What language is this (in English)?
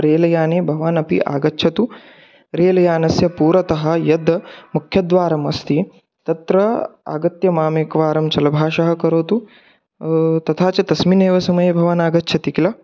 Sanskrit